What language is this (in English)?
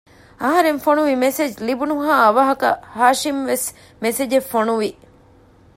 Divehi